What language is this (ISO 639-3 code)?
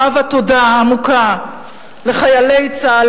heb